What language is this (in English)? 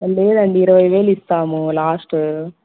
Telugu